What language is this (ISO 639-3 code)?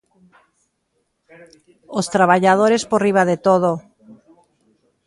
glg